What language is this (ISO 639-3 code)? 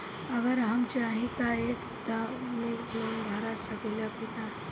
bho